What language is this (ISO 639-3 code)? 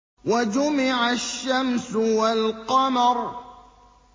ara